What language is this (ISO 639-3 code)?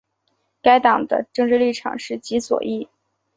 zho